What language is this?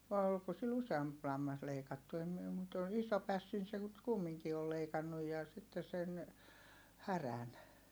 Finnish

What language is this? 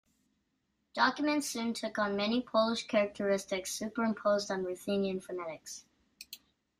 English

